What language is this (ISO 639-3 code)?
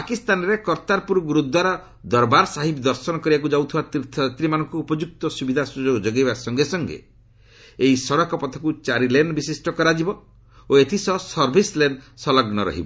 ori